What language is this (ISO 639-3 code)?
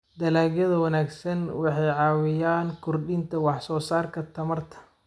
som